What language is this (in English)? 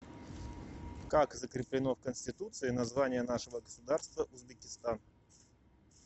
Russian